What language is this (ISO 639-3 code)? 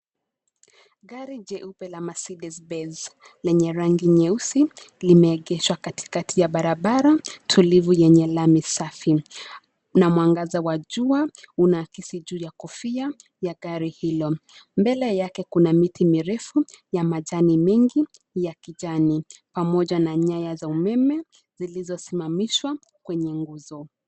swa